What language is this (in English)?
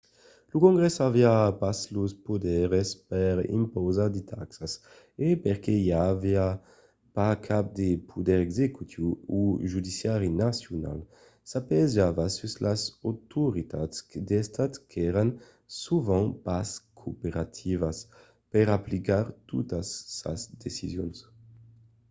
Occitan